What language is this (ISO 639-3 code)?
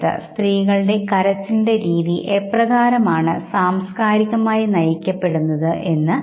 mal